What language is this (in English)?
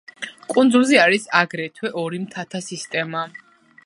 Georgian